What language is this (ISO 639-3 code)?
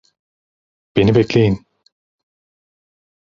tur